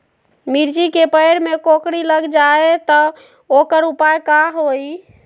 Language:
Magahi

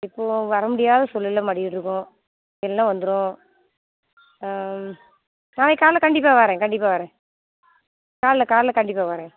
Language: Tamil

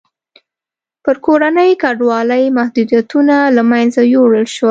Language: Pashto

